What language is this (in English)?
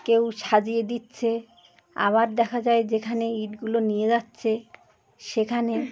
Bangla